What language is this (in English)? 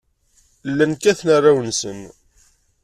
Kabyle